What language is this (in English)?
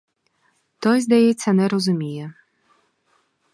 Ukrainian